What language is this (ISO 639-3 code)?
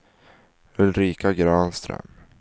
swe